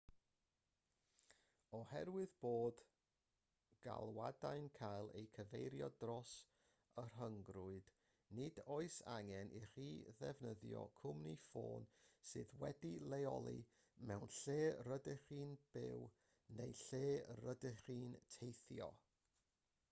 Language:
Welsh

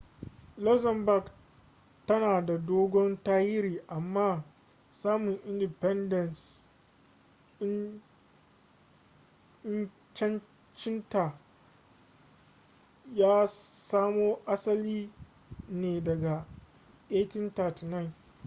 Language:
Hausa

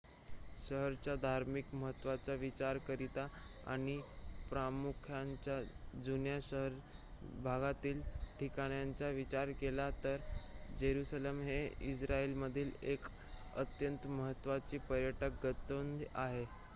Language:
Marathi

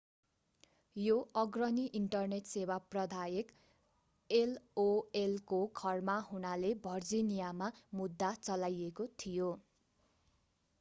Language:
Nepali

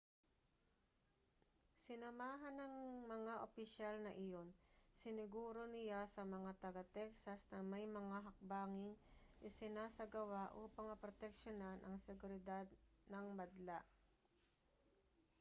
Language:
Filipino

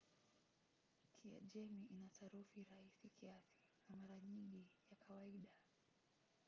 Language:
Swahili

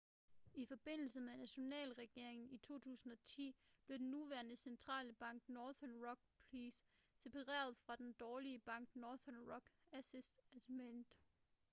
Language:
Danish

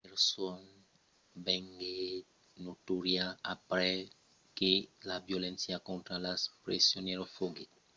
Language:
Occitan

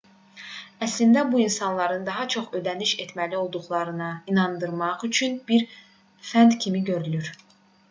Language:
Azerbaijani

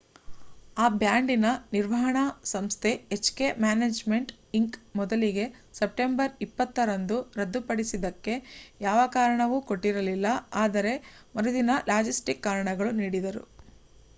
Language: Kannada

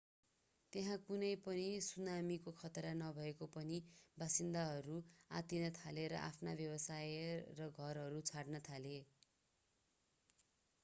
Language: Nepali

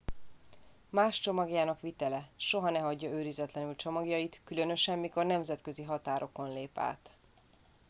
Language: Hungarian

